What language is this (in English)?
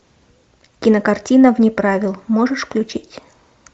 Russian